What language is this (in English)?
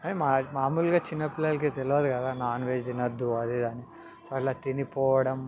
Telugu